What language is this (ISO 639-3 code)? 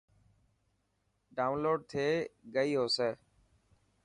mki